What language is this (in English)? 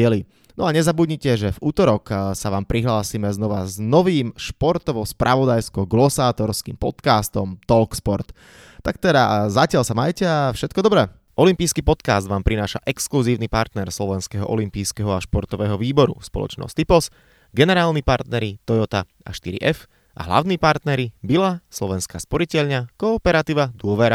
Slovak